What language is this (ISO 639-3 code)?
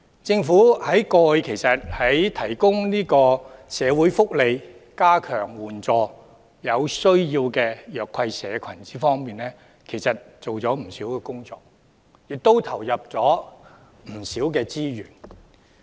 yue